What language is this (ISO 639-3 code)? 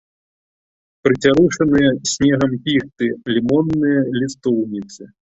bel